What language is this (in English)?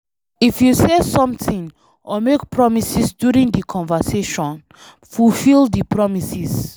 Nigerian Pidgin